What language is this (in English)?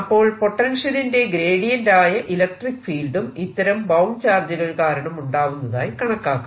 Malayalam